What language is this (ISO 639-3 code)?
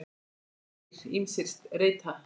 isl